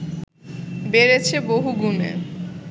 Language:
Bangla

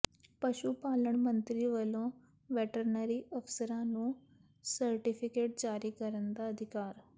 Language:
Punjabi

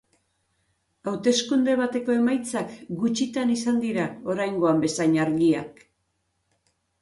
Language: Basque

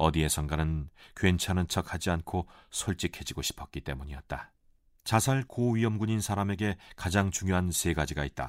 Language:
Korean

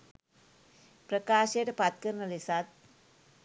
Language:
Sinhala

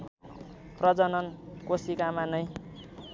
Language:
Nepali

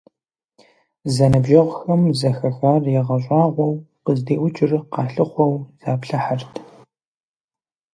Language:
Kabardian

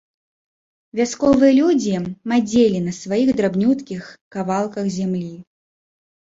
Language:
Belarusian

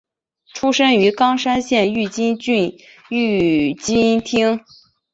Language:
Chinese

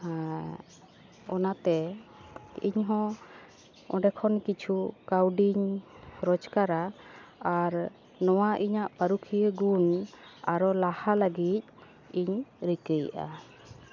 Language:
Santali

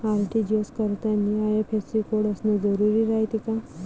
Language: Marathi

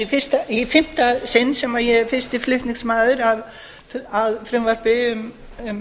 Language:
Icelandic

